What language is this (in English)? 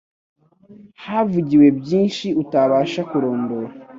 Kinyarwanda